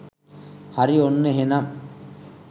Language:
Sinhala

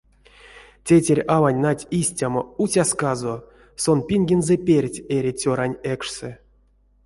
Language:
Erzya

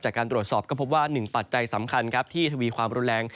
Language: Thai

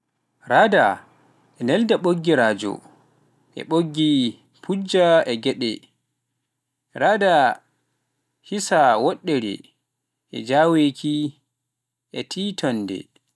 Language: Pular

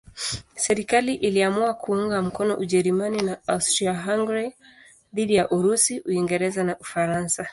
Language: Swahili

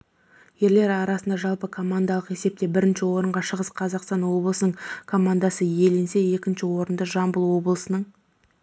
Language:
Kazakh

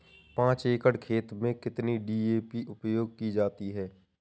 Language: Hindi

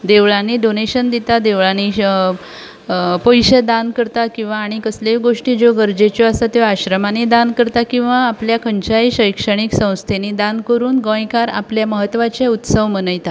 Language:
Konkani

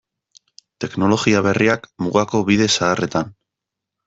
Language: Basque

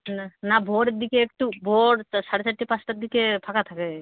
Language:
Bangla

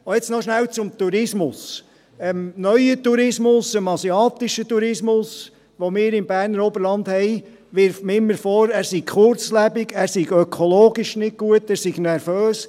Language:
Swiss German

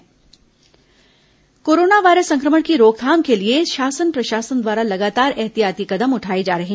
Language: Hindi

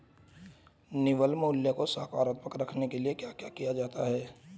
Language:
Hindi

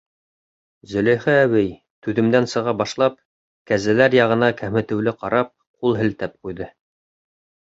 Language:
Bashkir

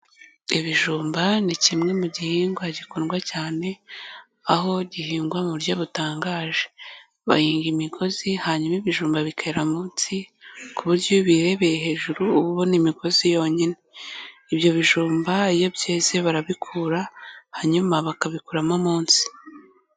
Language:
Kinyarwanda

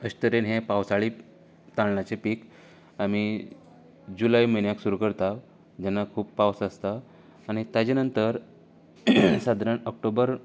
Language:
Konkani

